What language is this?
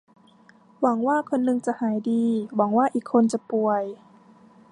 Thai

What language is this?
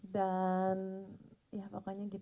Indonesian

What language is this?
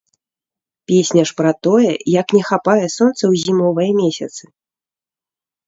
Belarusian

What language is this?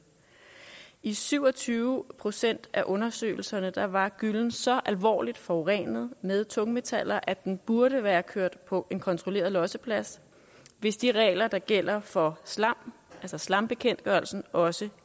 Danish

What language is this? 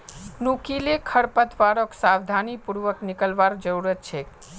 Magahi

